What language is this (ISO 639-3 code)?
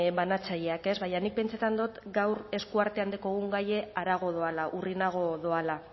eus